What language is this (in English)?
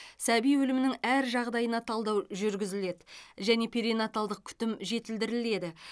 Kazakh